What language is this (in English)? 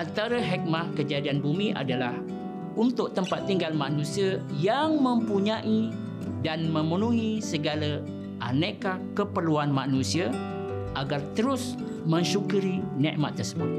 Malay